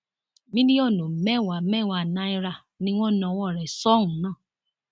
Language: Yoruba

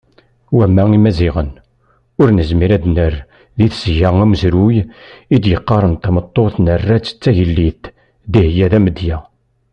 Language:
Kabyle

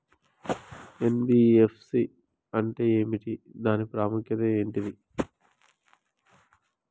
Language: Telugu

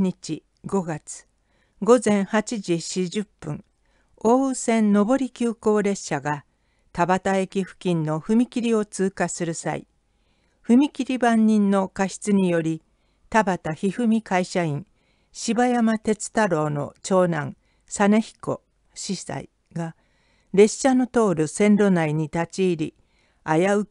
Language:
Japanese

